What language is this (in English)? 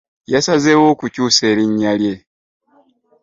Ganda